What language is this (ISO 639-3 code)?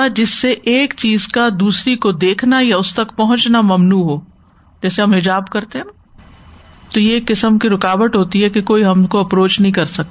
urd